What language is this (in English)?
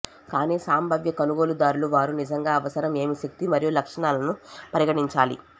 Telugu